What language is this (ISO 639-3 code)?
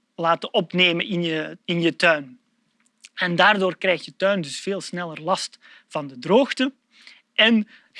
nld